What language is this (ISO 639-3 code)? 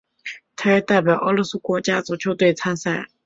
zho